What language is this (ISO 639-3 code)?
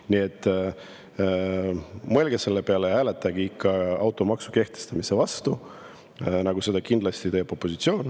est